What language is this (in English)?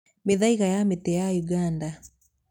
Kikuyu